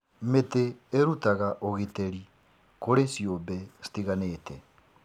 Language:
Kikuyu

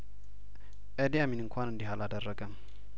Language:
Amharic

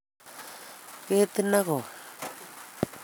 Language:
Kalenjin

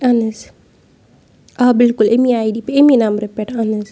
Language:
Kashmiri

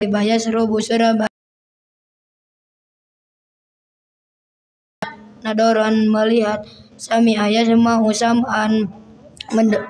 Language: Indonesian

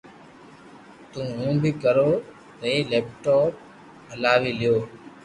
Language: Loarki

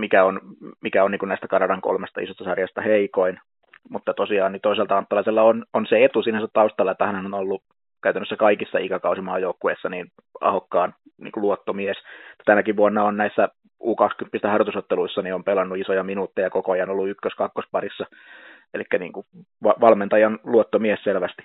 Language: Finnish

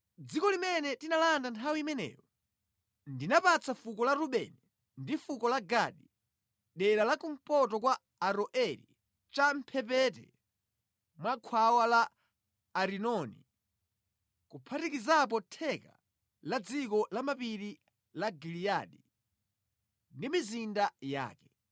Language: Nyanja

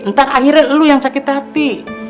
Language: Indonesian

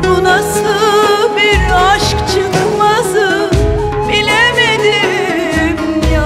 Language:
Turkish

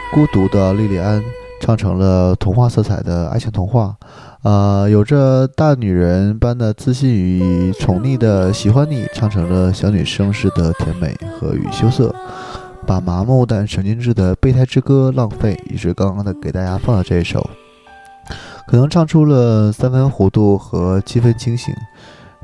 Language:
Chinese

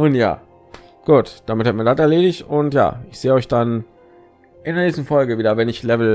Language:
German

